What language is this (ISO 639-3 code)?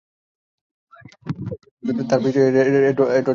ben